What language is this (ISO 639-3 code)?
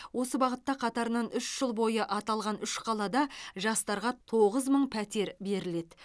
kaz